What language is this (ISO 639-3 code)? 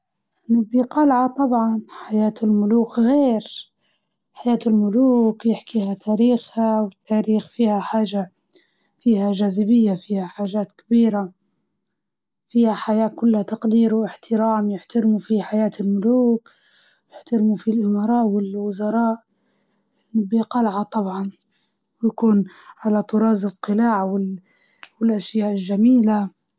ayl